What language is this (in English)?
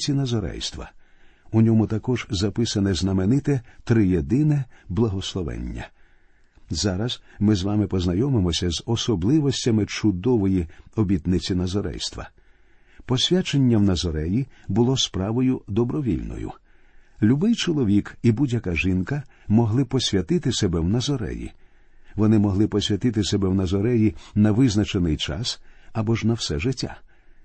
Ukrainian